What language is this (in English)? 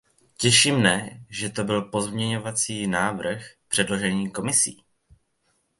Czech